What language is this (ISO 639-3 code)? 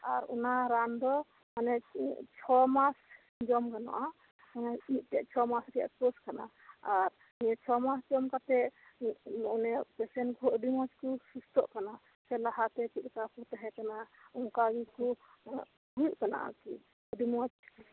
sat